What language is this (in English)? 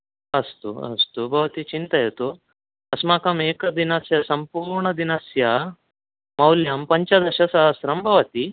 Sanskrit